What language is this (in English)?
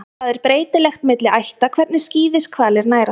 Icelandic